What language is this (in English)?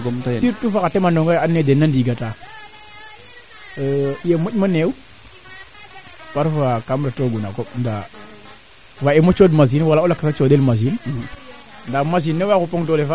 Serer